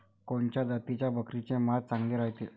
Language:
Marathi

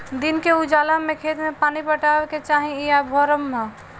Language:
Bhojpuri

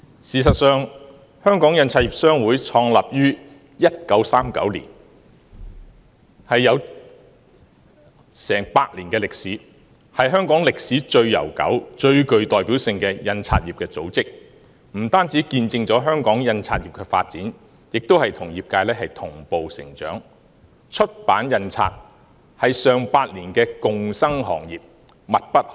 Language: Cantonese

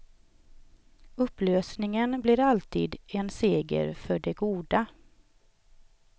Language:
Swedish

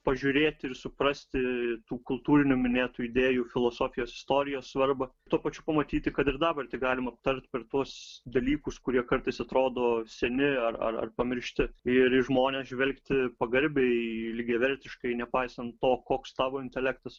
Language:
Lithuanian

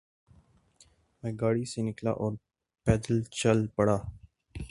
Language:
Urdu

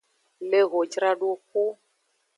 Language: Aja (Benin)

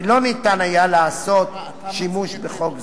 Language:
Hebrew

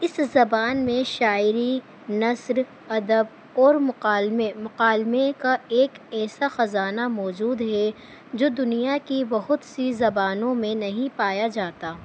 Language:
Urdu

